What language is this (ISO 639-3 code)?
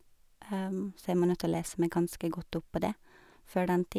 nor